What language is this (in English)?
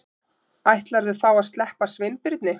Icelandic